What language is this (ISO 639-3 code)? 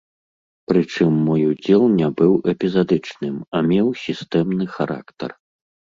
bel